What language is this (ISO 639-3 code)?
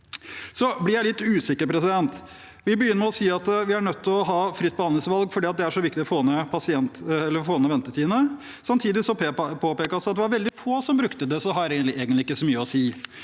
nor